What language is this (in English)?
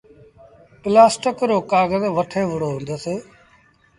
Sindhi Bhil